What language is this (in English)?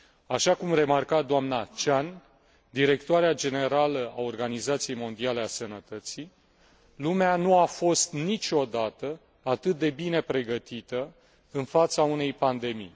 Romanian